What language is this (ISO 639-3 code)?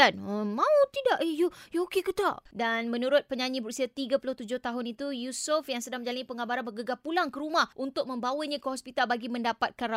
msa